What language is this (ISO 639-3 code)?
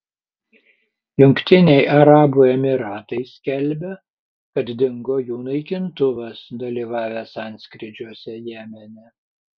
lit